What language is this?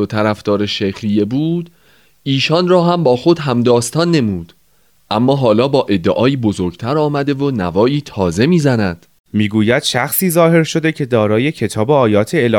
Persian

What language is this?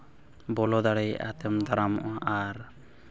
Santali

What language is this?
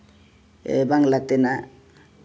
Santali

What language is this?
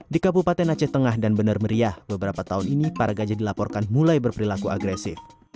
Indonesian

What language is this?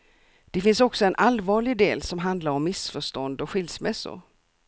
Swedish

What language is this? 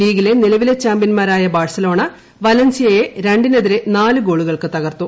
Malayalam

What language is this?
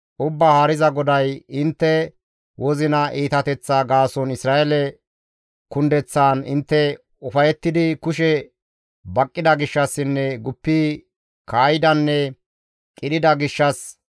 Gamo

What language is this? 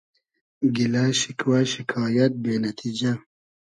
Hazaragi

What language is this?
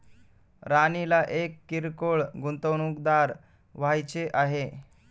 Marathi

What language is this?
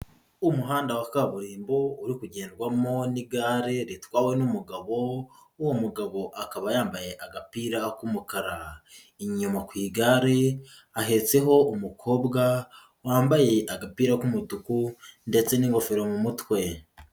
Kinyarwanda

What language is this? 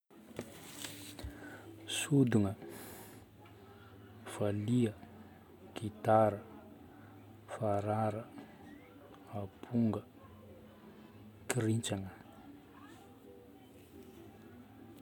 Northern Betsimisaraka Malagasy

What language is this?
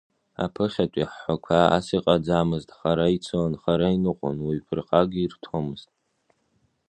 Abkhazian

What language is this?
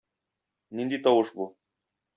Tatar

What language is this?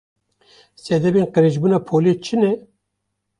Kurdish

